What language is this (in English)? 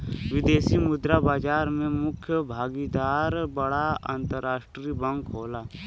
Bhojpuri